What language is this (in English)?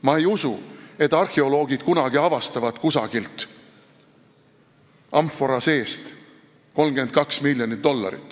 Estonian